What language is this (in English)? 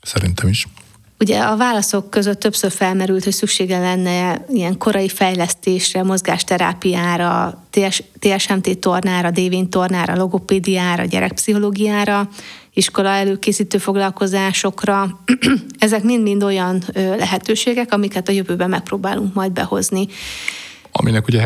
Hungarian